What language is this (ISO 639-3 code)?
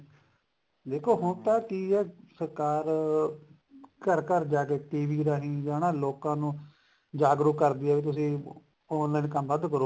pan